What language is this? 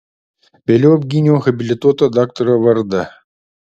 Lithuanian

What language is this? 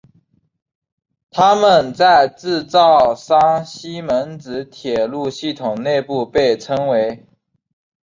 Chinese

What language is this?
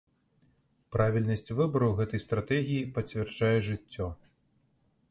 Belarusian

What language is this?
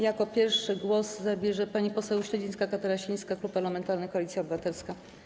Polish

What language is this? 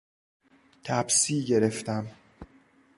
Persian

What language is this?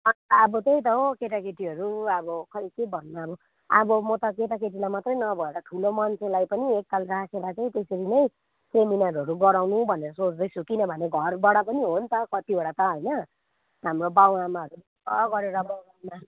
Nepali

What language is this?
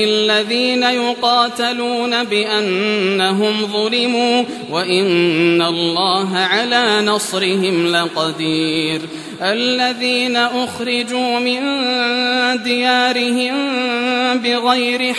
Arabic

